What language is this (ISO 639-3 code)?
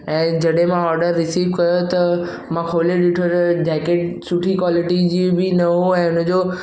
snd